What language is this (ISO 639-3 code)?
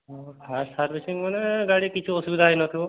ori